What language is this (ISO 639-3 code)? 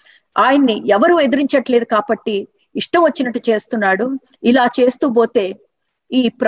tel